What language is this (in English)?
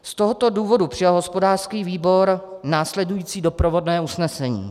Czech